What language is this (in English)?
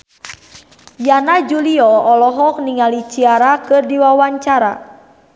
Sundanese